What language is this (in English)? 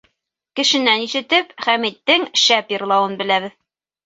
Bashkir